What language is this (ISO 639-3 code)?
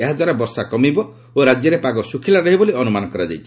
ori